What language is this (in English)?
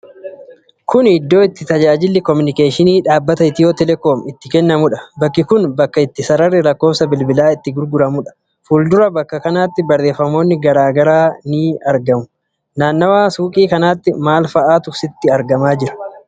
Oromo